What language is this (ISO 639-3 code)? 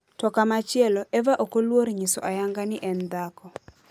luo